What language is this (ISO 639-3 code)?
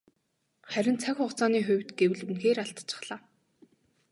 mon